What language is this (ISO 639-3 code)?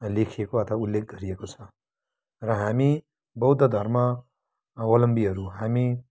nep